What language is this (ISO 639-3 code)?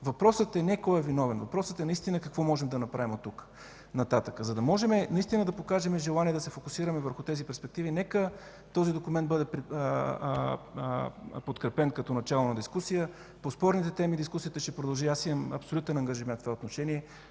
bul